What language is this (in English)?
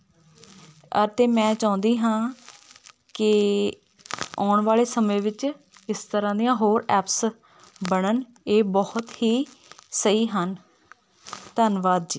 Punjabi